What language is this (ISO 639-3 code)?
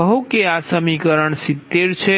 guj